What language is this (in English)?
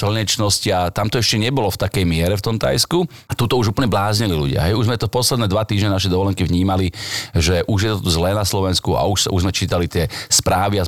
Slovak